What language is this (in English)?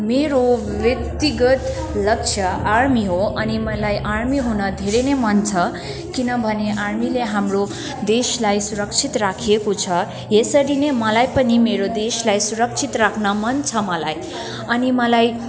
Nepali